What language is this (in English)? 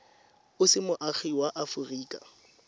Tswana